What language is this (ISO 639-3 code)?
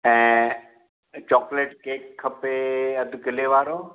snd